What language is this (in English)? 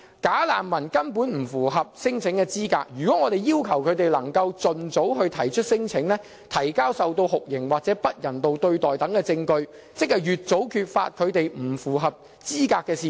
Cantonese